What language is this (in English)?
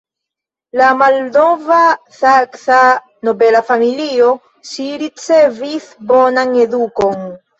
Esperanto